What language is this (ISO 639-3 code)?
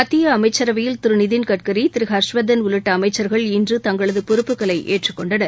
tam